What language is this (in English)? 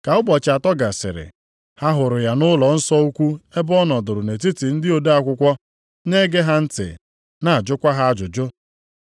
Igbo